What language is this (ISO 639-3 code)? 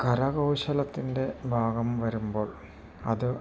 mal